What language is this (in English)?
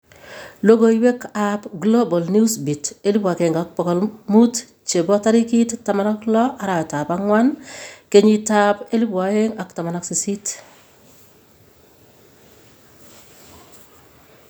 Kalenjin